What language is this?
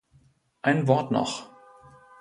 German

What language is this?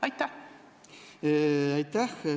Estonian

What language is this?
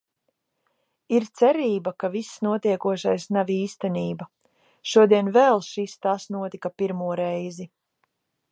Latvian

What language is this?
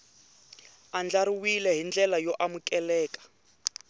Tsonga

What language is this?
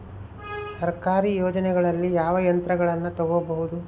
Kannada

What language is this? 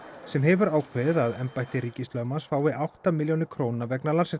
Icelandic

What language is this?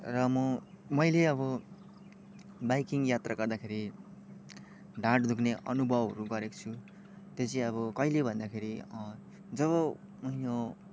Nepali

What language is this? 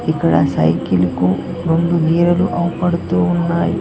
Telugu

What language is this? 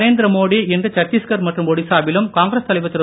Tamil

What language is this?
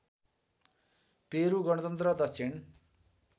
Nepali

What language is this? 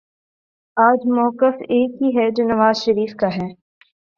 Urdu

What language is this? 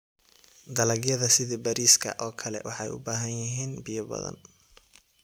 Somali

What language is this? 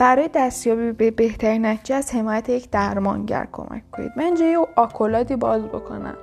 Persian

